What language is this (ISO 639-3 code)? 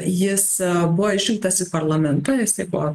lit